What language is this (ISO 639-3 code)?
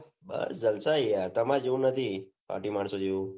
guj